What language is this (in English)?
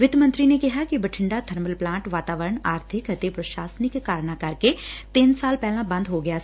Punjabi